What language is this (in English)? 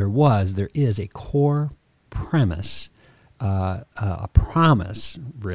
English